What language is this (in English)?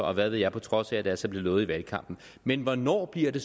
Danish